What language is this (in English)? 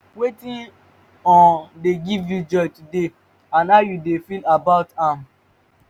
Nigerian Pidgin